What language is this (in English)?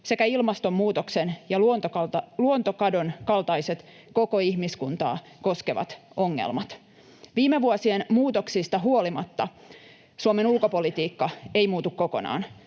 Finnish